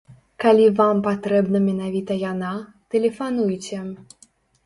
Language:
Belarusian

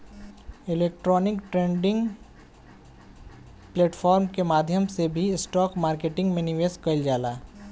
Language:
Bhojpuri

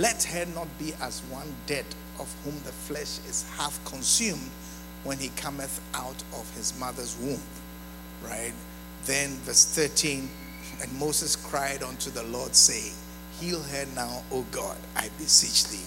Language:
English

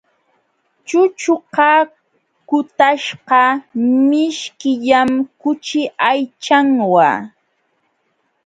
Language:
Jauja Wanca Quechua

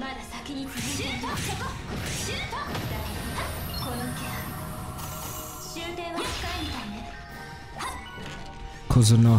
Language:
English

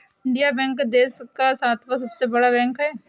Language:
Hindi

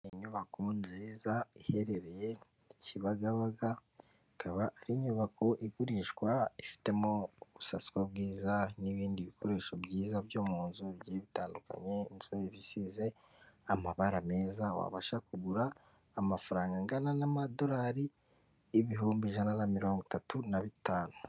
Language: Kinyarwanda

